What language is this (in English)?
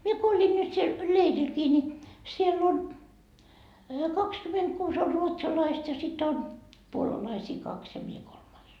Finnish